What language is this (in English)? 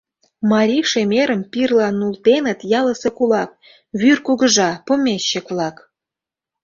Mari